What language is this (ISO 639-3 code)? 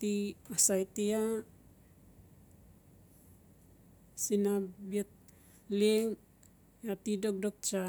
ncf